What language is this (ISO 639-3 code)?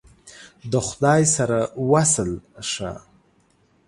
pus